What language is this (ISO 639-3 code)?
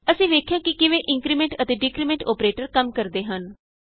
pan